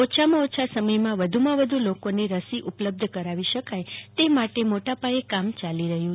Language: Gujarati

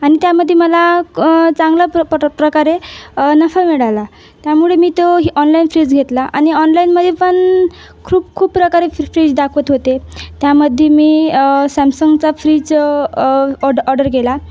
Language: Marathi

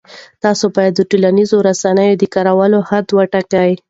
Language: Pashto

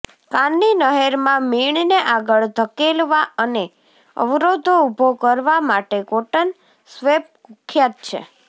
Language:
Gujarati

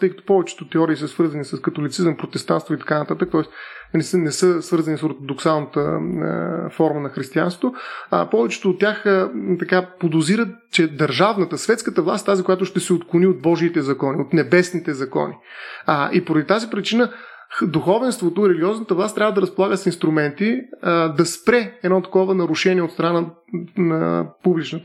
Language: Bulgarian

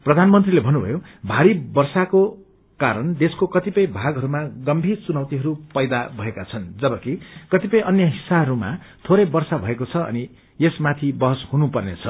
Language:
Nepali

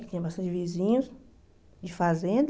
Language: Portuguese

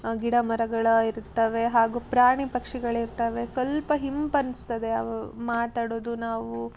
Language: Kannada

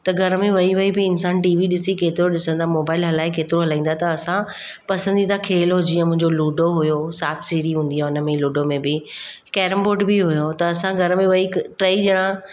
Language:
Sindhi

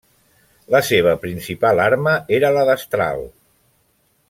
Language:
Catalan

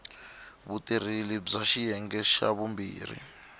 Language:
Tsonga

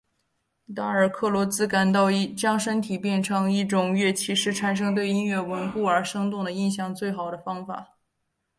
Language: Chinese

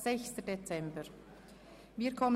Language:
Swiss German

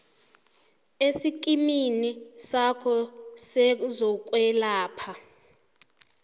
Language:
South Ndebele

